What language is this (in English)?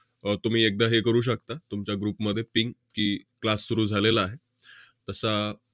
Marathi